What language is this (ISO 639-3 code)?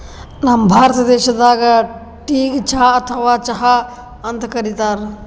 kan